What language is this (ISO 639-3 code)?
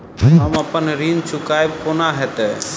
mai